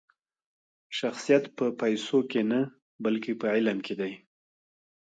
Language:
Pashto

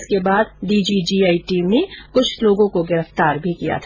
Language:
Hindi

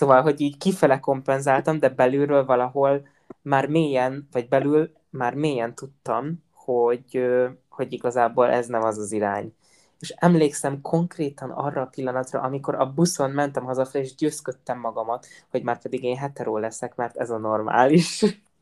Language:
Hungarian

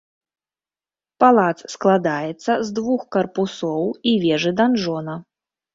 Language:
Belarusian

